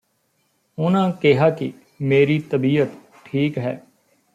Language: Punjabi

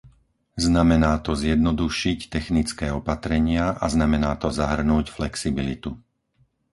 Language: Slovak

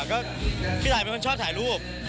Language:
Thai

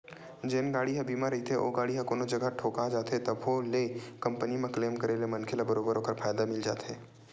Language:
Chhattisgarhi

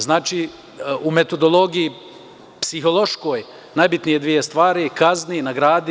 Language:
Serbian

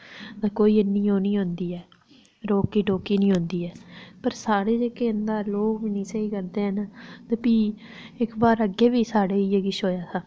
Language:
Dogri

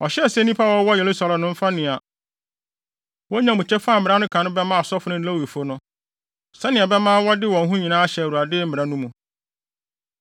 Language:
Akan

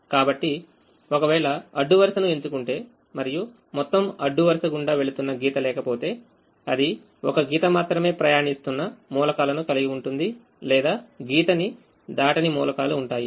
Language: Telugu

